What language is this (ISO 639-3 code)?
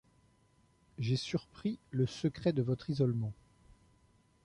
fra